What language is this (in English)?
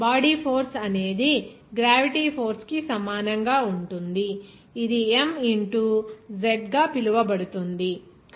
Telugu